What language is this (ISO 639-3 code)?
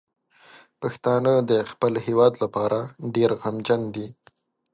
pus